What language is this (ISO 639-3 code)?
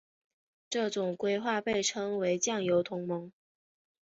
zho